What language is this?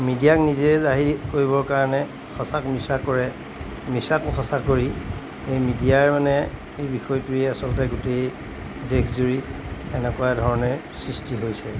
Assamese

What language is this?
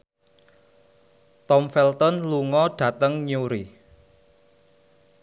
Javanese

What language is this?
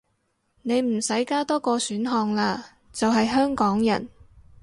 Cantonese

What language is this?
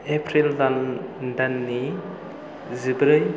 Bodo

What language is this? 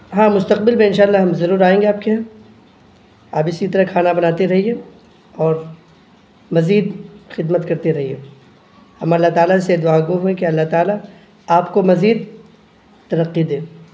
Urdu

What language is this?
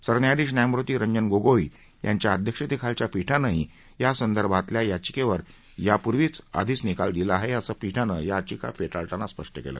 Marathi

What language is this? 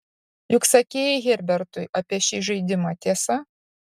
Lithuanian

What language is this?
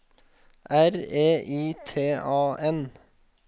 Norwegian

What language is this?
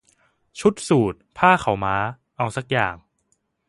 Thai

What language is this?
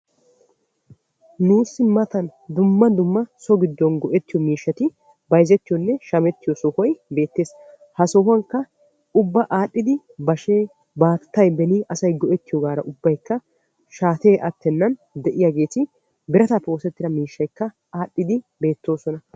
Wolaytta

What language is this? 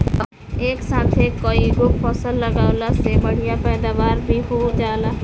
Bhojpuri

